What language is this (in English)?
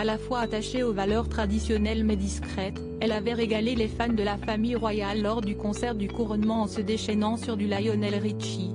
French